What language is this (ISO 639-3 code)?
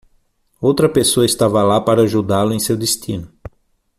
por